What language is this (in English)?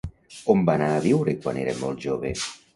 Catalan